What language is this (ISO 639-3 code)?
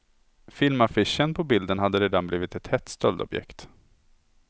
swe